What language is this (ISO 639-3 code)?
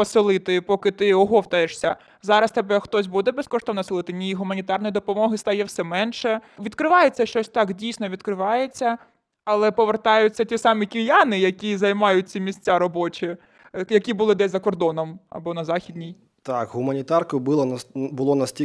ukr